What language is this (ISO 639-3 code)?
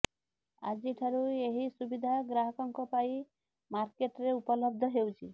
ori